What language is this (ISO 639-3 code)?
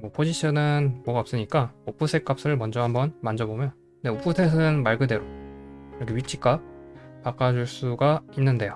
kor